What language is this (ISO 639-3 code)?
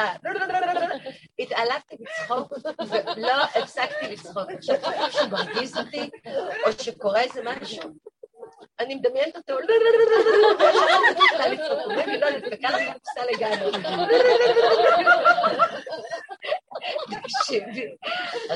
heb